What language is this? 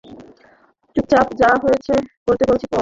Bangla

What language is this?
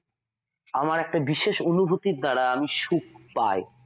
Bangla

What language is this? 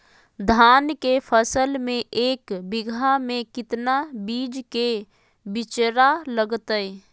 Magahi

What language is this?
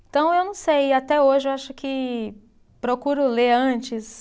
Portuguese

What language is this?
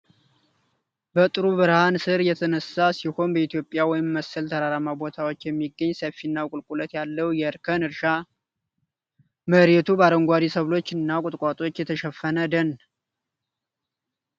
Amharic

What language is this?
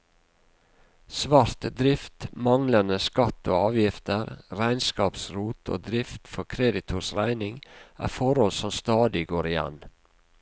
Norwegian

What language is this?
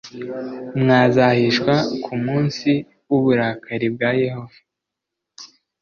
Kinyarwanda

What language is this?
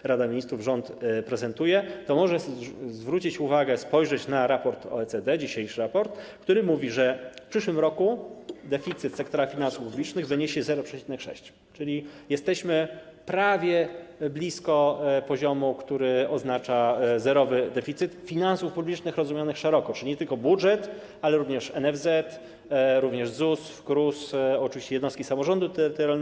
Polish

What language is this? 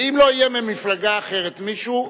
Hebrew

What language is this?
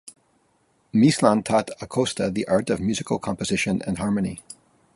English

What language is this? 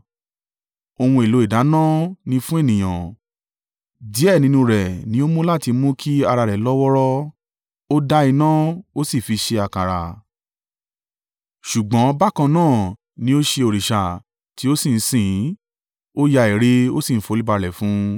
Yoruba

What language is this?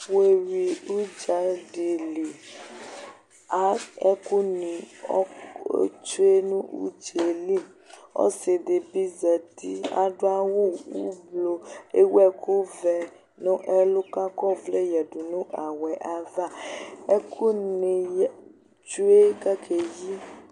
Ikposo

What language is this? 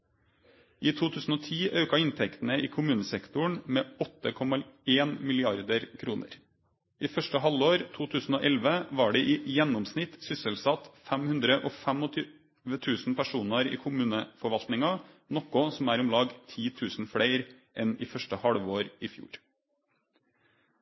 Norwegian Nynorsk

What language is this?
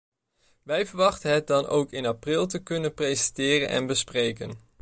Dutch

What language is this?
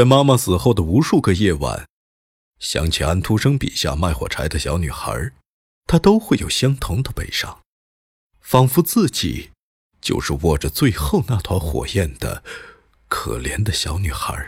Chinese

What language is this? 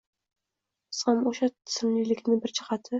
Uzbek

